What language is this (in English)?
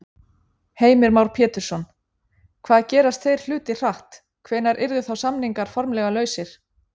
Icelandic